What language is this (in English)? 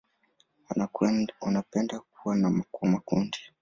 Swahili